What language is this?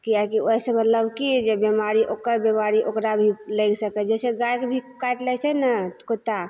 Maithili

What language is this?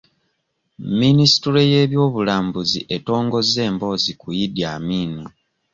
Ganda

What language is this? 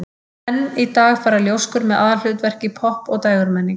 Icelandic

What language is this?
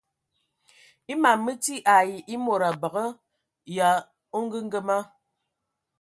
Ewondo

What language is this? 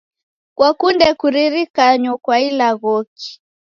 Taita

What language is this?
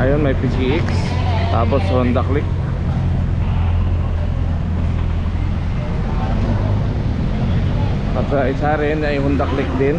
Filipino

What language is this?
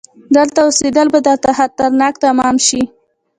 Pashto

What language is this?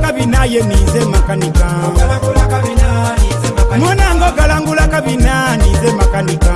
Dutch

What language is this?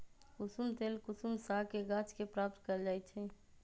Magahi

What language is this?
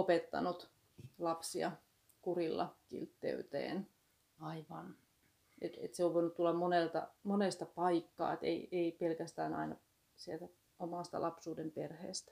Finnish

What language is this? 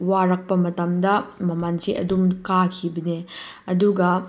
Manipuri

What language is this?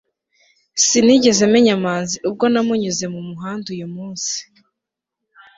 Kinyarwanda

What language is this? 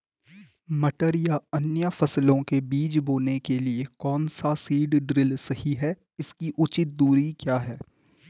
Hindi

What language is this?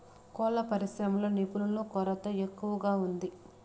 Telugu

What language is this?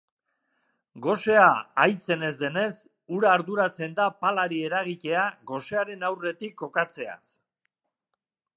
Basque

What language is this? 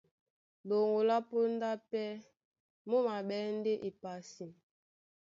Duala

